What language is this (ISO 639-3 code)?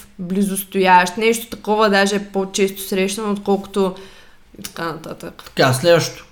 bul